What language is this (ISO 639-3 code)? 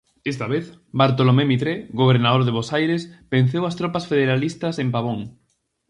glg